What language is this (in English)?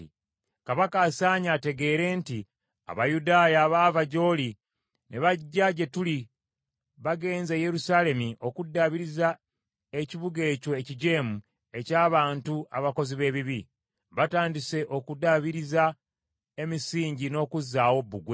Ganda